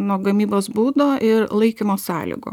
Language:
Lithuanian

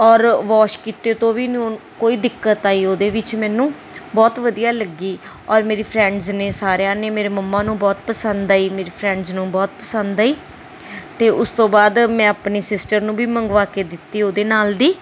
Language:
Punjabi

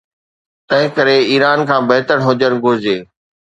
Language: Sindhi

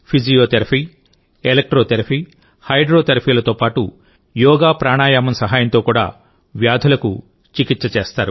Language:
Telugu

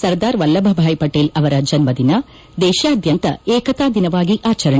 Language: Kannada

